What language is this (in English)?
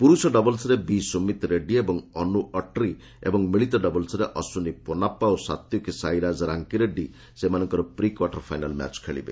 Odia